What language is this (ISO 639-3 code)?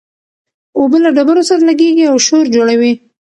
pus